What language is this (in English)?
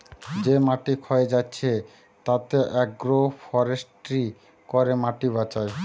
Bangla